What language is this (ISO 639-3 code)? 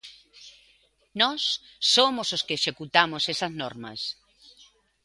glg